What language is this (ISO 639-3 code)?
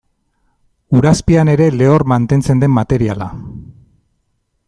eus